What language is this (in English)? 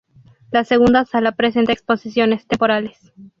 Spanish